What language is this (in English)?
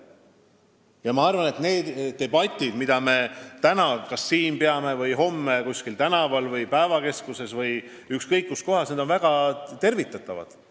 Estonian